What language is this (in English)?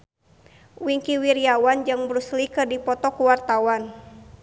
Sundanese